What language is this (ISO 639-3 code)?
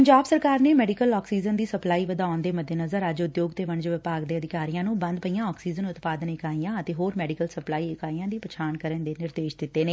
pan